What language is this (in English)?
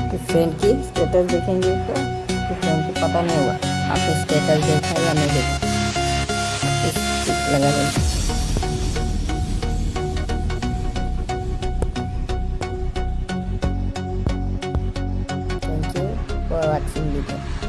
Hindi